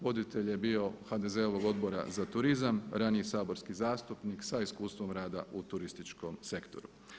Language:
Croatian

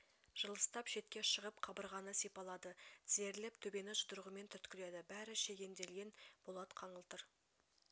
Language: Kazakh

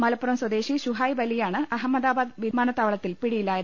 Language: Malayalam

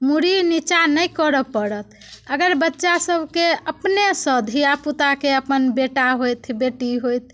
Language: Maithili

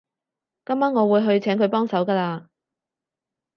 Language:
Cantonese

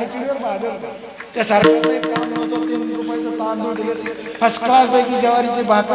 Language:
Marathi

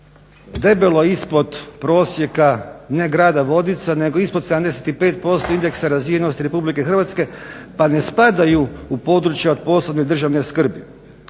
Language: Croatian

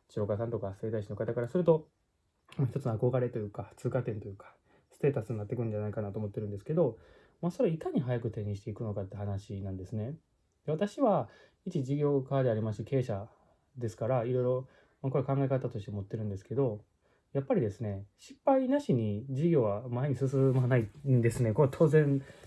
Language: Japanese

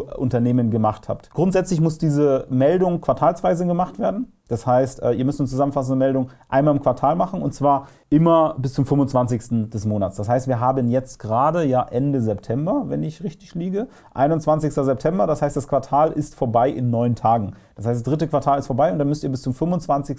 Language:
German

